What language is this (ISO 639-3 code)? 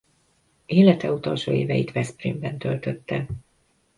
hun